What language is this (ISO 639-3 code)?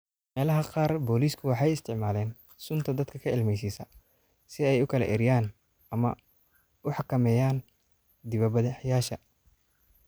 som